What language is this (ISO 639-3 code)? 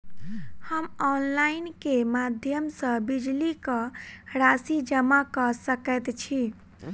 mai